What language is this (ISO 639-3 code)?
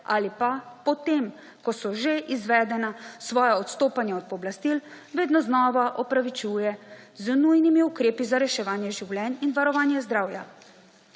slv